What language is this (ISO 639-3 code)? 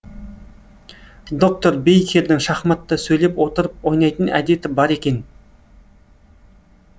kaz